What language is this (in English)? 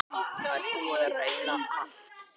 Icelandic